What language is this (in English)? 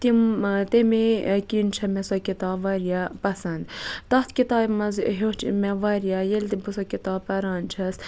Kashmiri